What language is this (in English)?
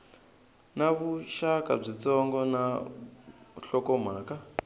Tsonga